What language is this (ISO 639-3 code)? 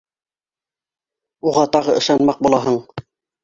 bak